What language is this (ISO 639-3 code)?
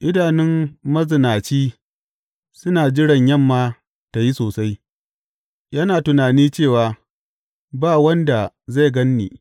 hau